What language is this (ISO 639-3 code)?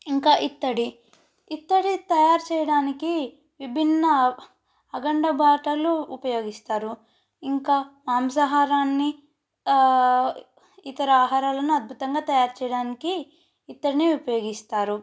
tel